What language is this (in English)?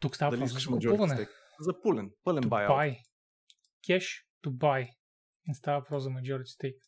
Bulgarian